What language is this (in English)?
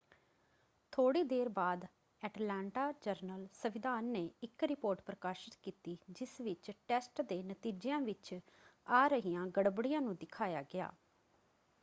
Punjabi